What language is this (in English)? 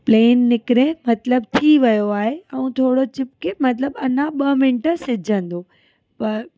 Sindhi